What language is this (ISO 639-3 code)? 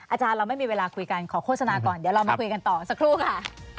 tha